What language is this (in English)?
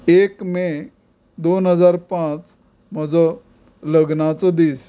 Konkani